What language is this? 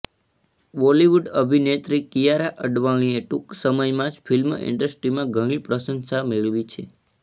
Gujarati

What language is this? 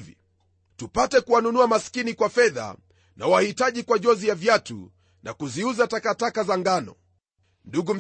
Swahili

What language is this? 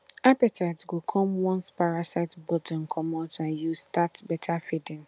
Nigerian Pidgin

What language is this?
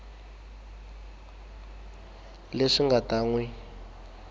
Tsonga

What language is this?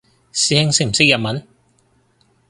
Cantonese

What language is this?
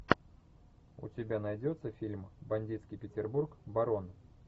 Russian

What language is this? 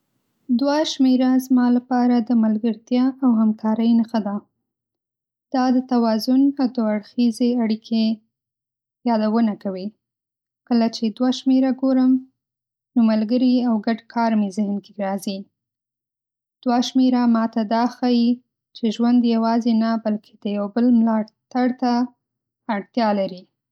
Pashto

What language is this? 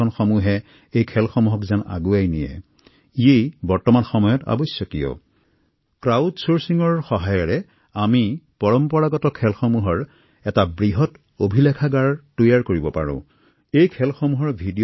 Assamese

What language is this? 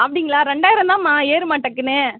Tamil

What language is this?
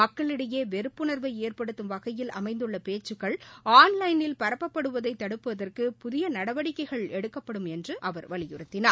Tamil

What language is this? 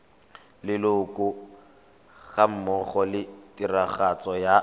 Tswana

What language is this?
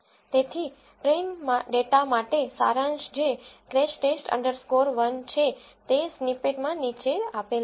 Gujarati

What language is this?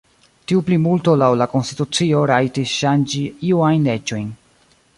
Esperanto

